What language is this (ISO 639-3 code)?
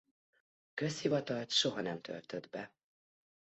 hun